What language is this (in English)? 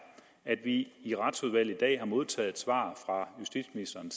Danish